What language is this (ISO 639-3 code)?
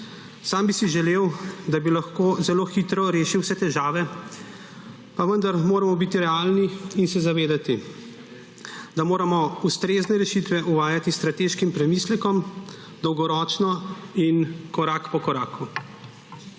slv